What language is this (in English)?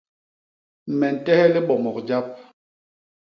Basaa